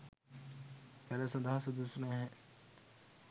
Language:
Sinhala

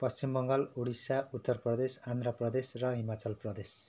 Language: Nepali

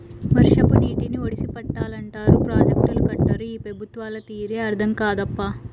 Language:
Telugu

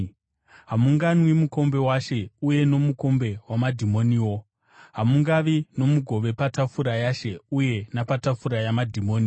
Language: Shona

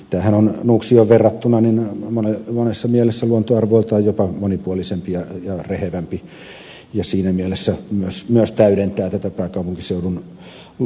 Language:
Finnish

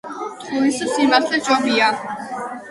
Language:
Georgian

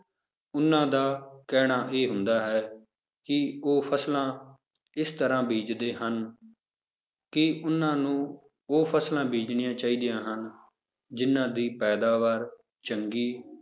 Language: Punjabi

